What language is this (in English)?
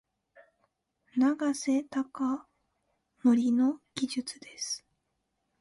Japanese